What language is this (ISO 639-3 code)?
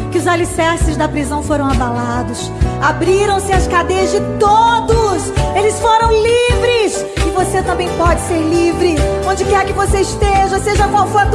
por